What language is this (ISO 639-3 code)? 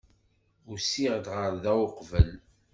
kab